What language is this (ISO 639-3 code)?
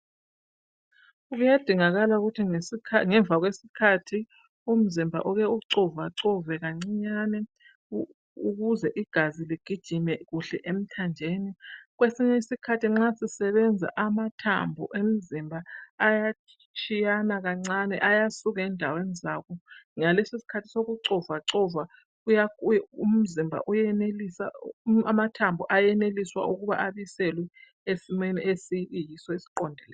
nde